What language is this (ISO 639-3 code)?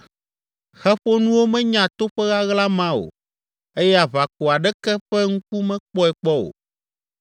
ewe